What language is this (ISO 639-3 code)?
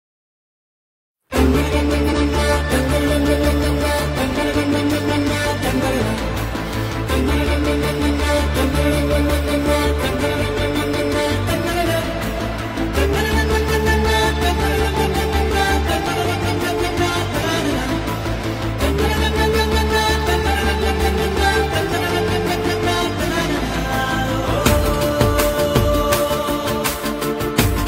ron